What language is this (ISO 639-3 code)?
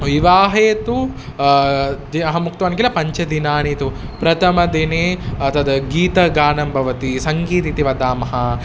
san